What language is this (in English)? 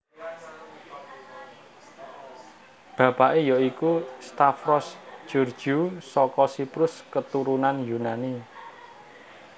Javanese